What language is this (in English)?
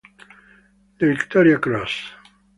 Italian